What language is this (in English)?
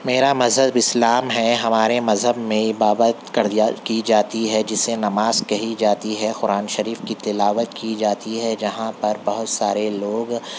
Urdu